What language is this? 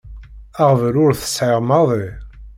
Kabyle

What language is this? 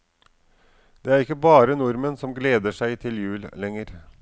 Norwegian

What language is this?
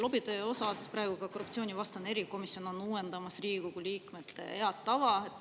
Estonian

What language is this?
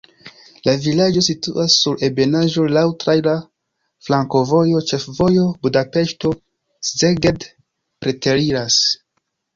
Esperanto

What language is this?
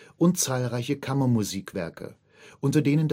German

